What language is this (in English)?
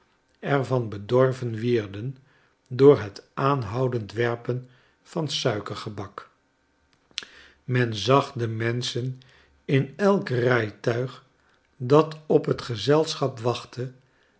Dutch